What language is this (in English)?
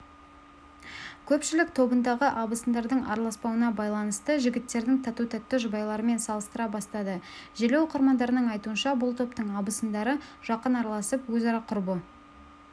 Kazakh